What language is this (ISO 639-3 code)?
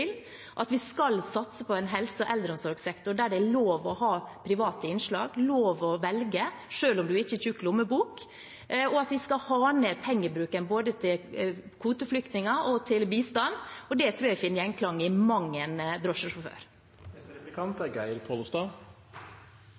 nor